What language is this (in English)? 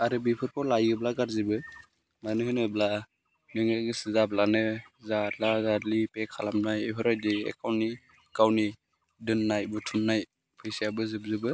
Bodo